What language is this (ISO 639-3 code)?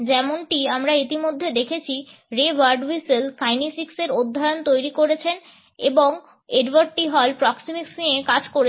ben